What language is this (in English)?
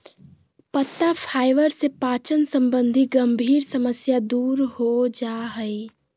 Magahi